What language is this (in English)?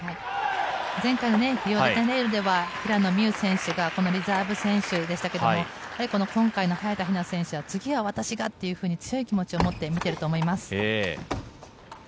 Japanese